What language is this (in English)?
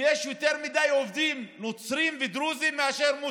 Hebrew